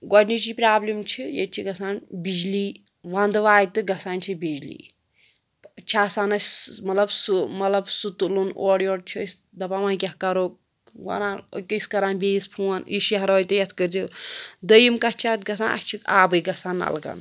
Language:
Kashmiri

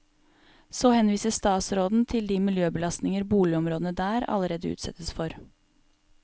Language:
Norwegian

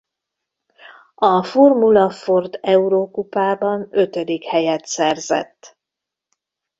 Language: Hungarian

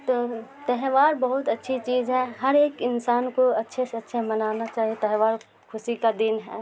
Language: Urdu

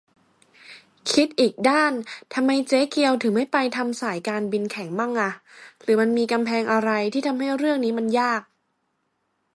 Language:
Thai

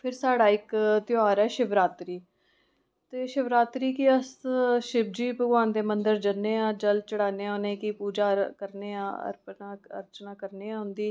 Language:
Dogri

